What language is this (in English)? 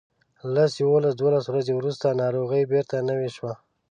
Pashto